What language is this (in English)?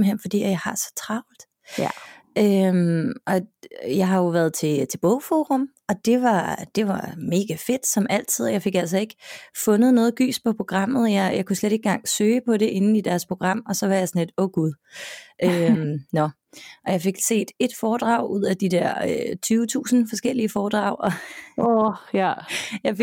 Danish